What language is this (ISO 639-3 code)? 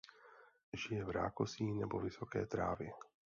ces